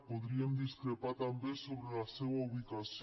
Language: Catalan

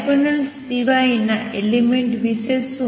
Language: Gujarati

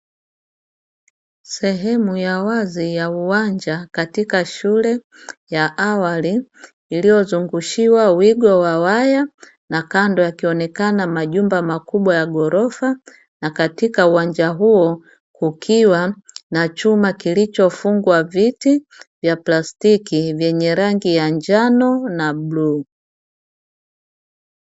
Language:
Swahili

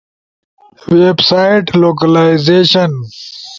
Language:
Ushojo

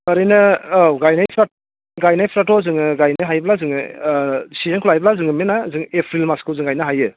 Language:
Bodo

